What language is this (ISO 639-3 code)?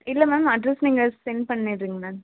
tam